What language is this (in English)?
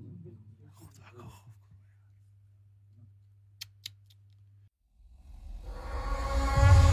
Urdu